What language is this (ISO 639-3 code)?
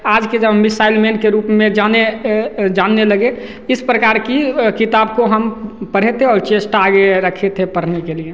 hin